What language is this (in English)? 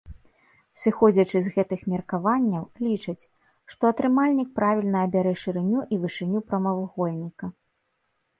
Belarusian